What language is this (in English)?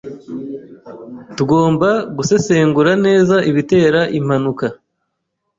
Kinyarwanda